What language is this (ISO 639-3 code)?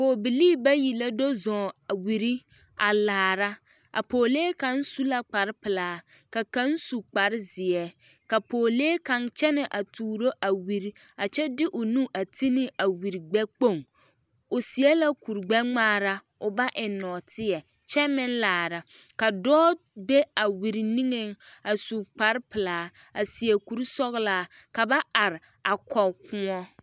dga